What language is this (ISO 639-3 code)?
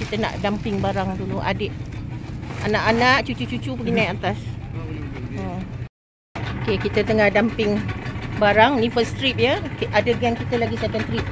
msa